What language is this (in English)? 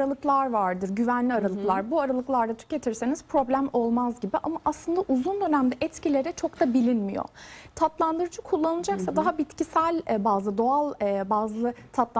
Turkish